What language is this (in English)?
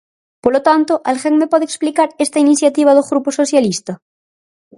Galician